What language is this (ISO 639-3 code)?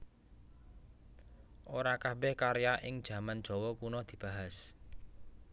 jav